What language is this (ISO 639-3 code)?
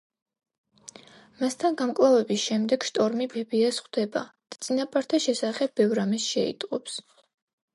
kat